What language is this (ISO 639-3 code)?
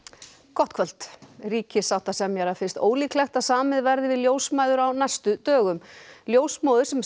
isl